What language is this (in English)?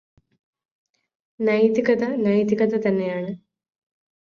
Malayalam